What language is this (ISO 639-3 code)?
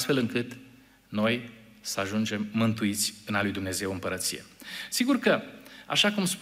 ron